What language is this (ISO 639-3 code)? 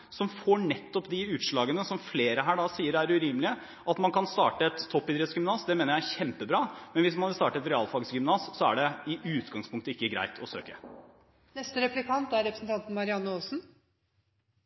nob